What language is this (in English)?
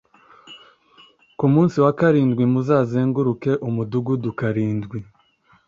Kinyarwanda